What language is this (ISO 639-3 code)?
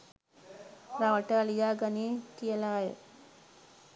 sin